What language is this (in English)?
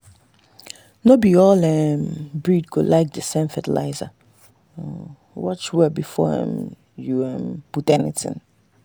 Nigerian Pidgin